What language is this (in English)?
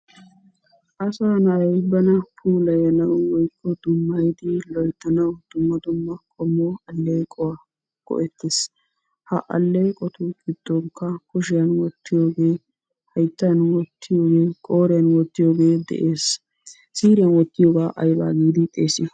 Wolaytta